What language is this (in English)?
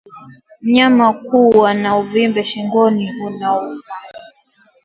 Swahili